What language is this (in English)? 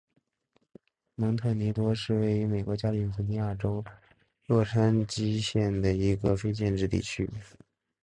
Chinese